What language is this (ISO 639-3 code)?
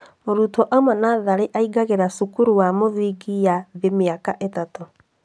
kik